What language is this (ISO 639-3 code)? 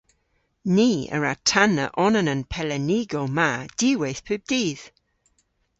cor